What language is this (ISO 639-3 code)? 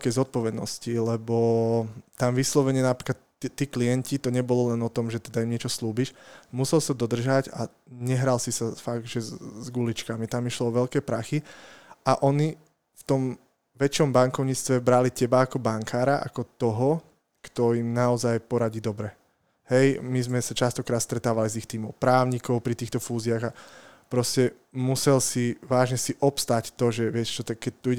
slk